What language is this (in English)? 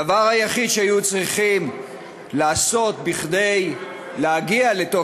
Hebrew